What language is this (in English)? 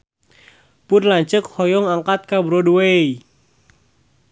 Sundanese